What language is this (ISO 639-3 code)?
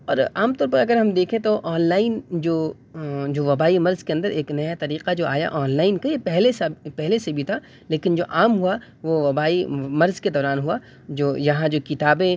urd